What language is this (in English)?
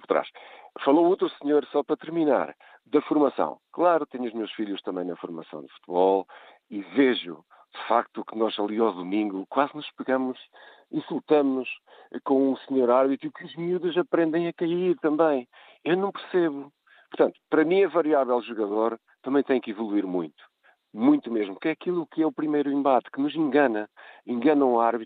Portuguese